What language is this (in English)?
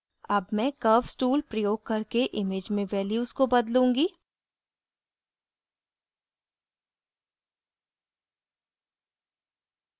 Hindi